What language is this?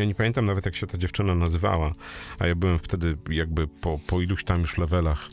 Polish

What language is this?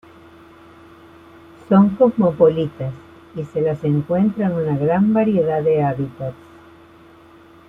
Spanish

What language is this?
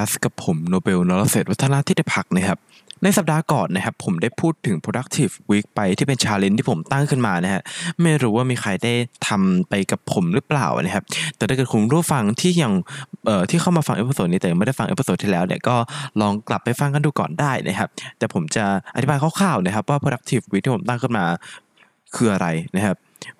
Thai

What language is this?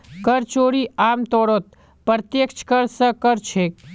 Magahi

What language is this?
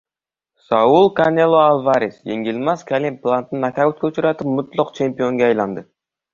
Uzbek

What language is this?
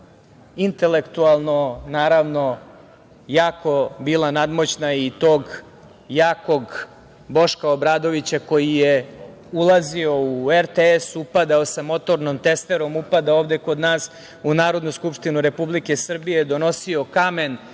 Serbian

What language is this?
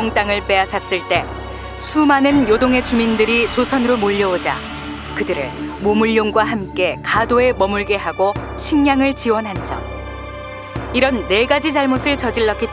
Korean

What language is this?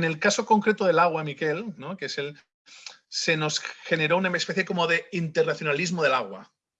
Spanish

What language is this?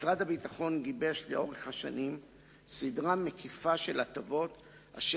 Hebrew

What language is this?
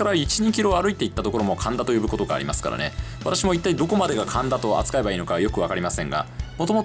Japanese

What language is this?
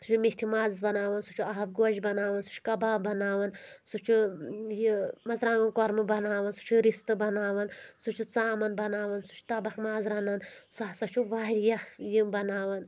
Kashmiri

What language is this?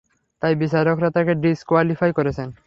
Bangla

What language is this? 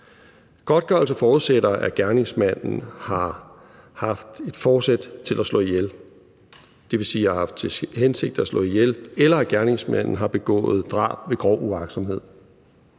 Danish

